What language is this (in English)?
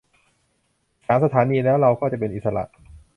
Thai